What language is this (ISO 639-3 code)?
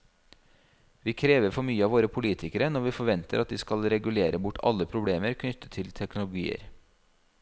nor